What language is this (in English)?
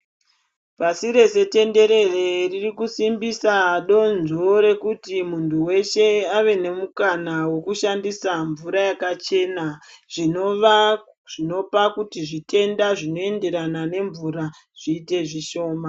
Ndau